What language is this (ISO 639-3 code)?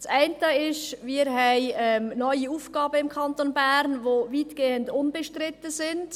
gsw